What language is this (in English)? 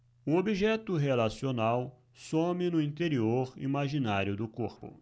Portuguese